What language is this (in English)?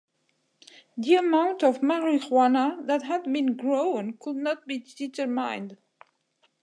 English